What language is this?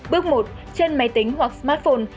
Vietnamese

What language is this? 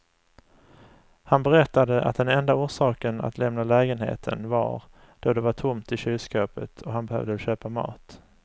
Swedish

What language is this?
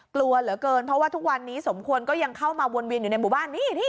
Thai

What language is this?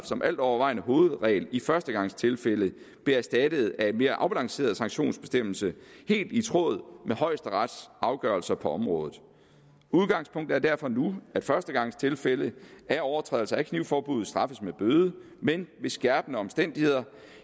Danish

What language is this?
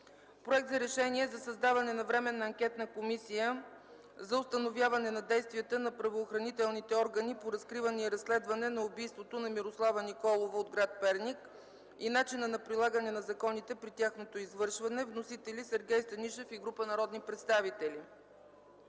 Bulgarian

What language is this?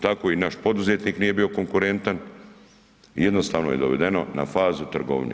Croatian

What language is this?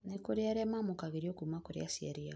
Kikuyu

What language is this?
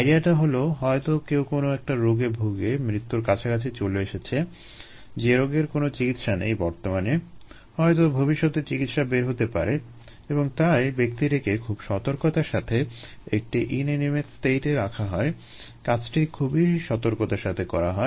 Bangla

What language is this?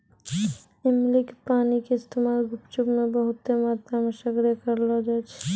Maithili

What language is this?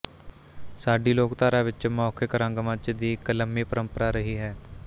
Punjabi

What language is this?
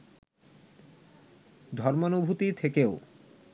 Bangla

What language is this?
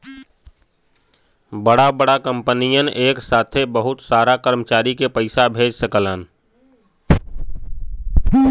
Bhojpuri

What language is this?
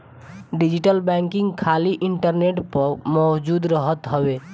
Bhojpuri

